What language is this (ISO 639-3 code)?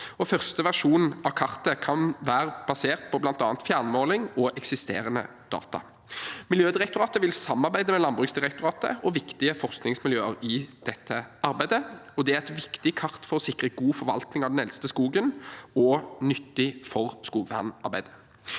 nor